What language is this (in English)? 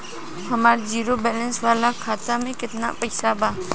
Bhojpuri